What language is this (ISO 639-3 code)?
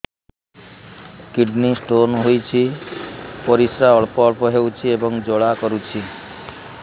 ori